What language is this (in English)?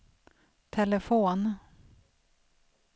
Swedish